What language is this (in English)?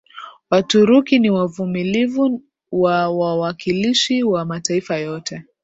Swahili